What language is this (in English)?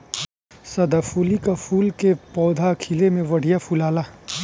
Bhojpuri